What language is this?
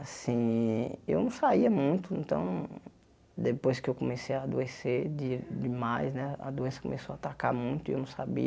Portuguese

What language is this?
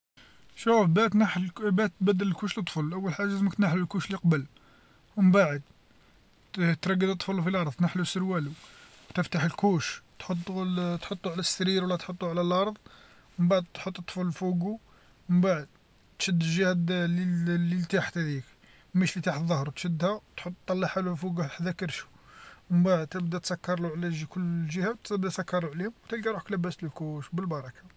Algerian Arabic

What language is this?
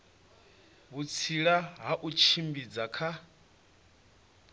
Venda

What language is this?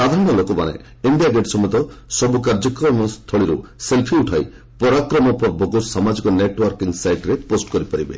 Odia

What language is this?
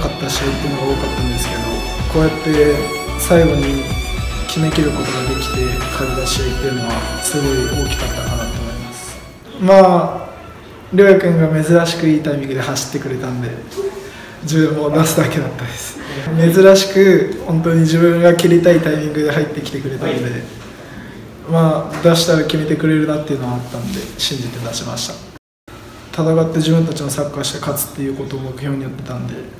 Japanese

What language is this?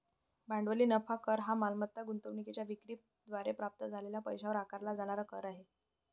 Marathi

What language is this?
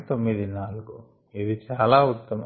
Telugu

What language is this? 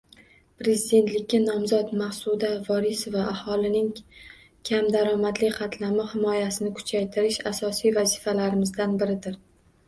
Uzbek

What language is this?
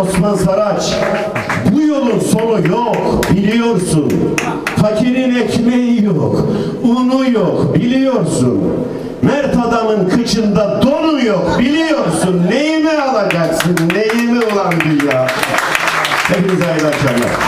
Turkish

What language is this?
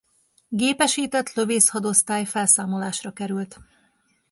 Hungarian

